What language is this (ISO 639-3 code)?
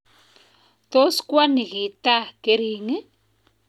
kln